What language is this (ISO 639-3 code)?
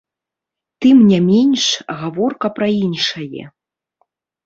bel